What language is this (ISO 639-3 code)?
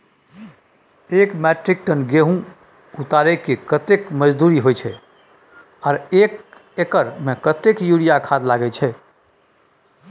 mai